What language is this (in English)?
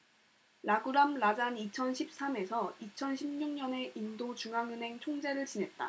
Korean